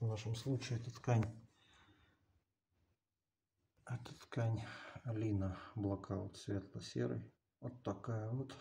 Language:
Russian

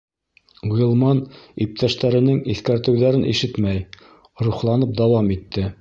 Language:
Bashkir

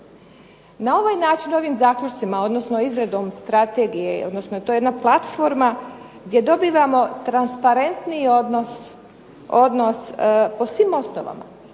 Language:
Croatian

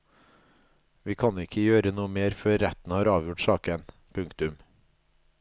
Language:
Norwegian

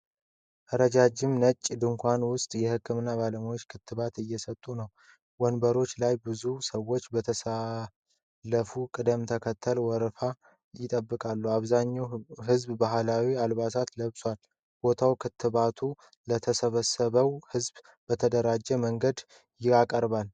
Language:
Amharic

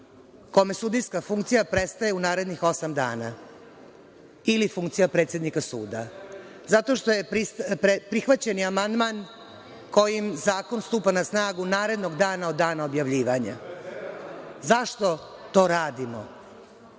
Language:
Serbian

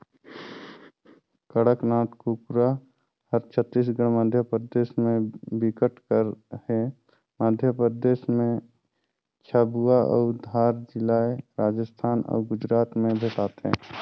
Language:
Chhattisgarhi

